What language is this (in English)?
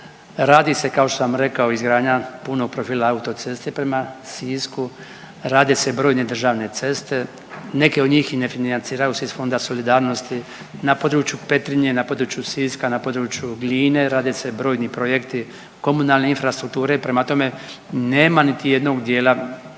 Croatian